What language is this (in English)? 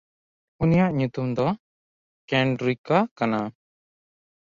Santali